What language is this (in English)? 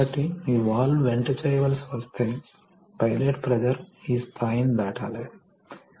Telugu